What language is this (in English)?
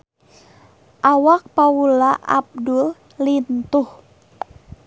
Sundanese